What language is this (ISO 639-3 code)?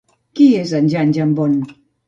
cat